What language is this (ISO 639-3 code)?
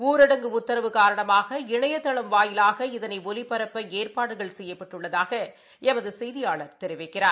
tam